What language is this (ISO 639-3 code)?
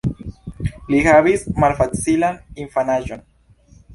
epo